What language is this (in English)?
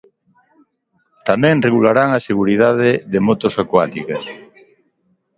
Galician